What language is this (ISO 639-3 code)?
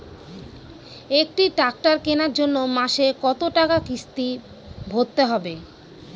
ben